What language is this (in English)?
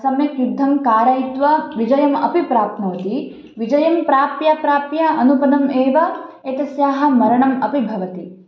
Sanskrit